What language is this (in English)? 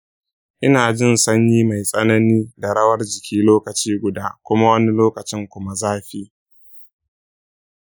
Hausa